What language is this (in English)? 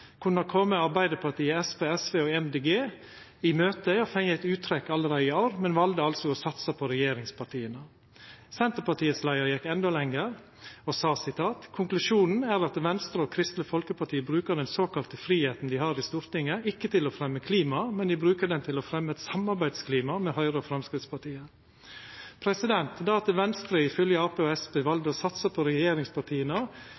Norwegian Nynorsk